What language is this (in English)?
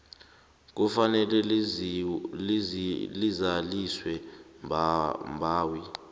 South Ndebele